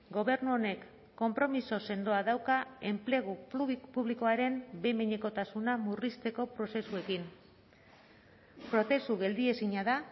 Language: Basque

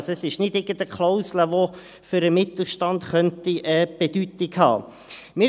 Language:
Swiss German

